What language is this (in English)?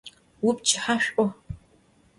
Adyghe